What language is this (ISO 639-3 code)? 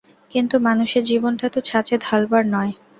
ben